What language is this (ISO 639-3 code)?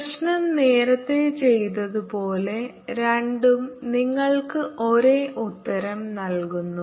mal